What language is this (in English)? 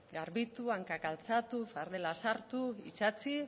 Basque